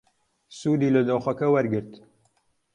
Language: Central Kurdish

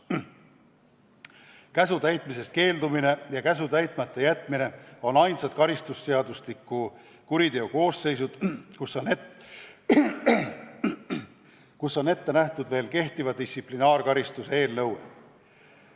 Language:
Estonian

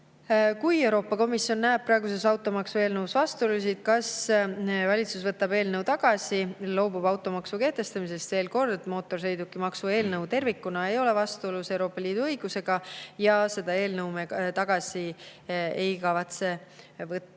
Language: Estonian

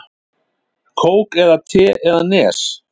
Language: Icelandic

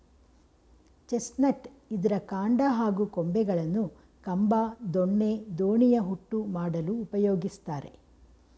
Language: Kannada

